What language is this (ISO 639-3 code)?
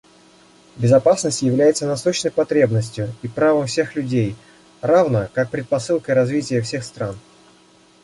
rus